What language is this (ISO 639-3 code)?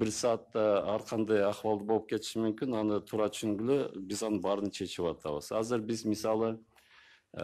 tur